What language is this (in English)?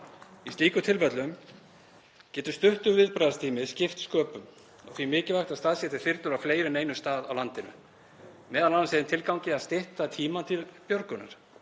Icelandic